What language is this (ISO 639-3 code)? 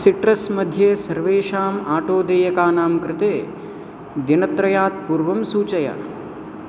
san